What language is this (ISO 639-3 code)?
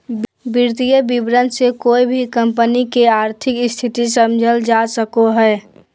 mag